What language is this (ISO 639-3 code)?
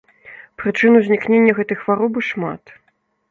bel